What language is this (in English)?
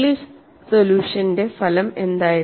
Malayalam